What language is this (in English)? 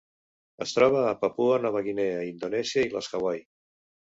Catalan